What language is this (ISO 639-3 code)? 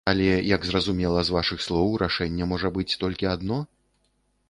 bel